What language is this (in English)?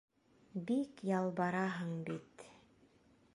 Bashkir